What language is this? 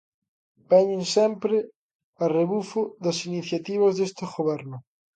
Galician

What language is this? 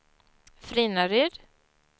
Swedish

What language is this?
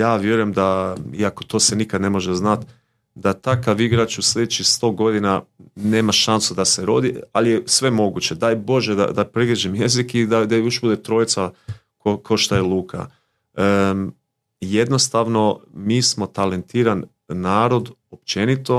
Croatian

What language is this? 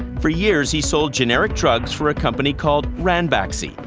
English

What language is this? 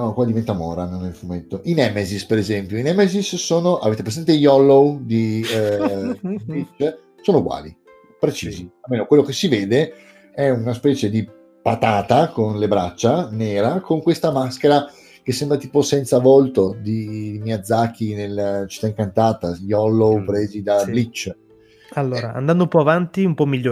Italian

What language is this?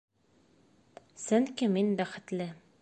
Bashkir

